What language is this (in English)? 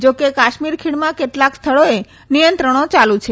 Gujarati